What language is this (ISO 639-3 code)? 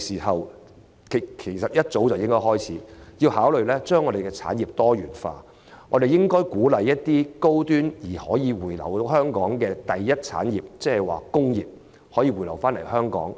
yue